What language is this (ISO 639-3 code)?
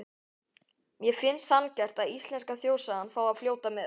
isl